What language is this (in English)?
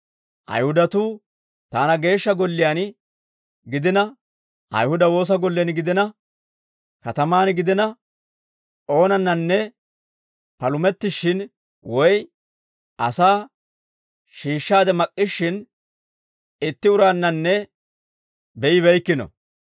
Dawro